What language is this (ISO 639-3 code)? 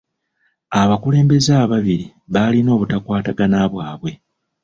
lug